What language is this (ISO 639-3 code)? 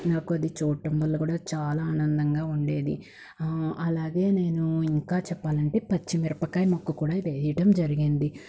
tel